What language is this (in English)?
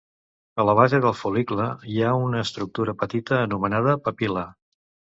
Catalan